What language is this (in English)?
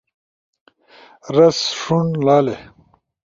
Ushojo